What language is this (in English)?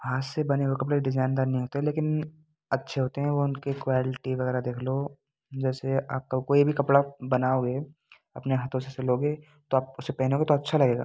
Hindi